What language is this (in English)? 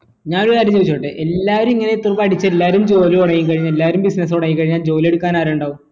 Malayalam